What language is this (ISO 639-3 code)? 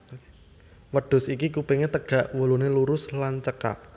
jav